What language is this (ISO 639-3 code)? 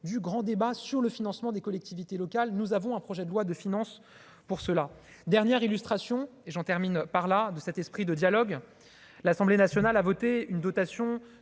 fra